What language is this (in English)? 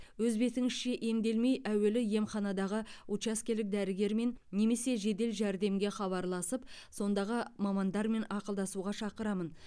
Kazakh